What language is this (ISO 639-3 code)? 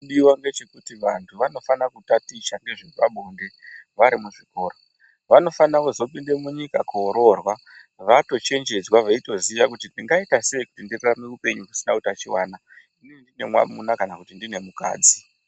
ndc